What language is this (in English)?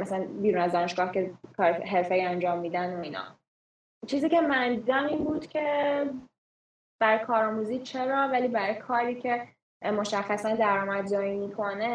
Persian